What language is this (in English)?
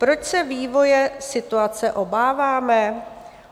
Czech